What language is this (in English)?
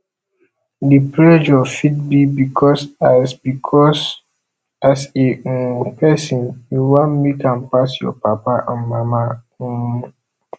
Nigerian Pidgin